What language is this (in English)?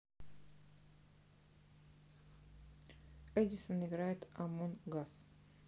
Russian